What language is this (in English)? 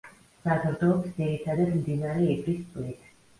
Georgian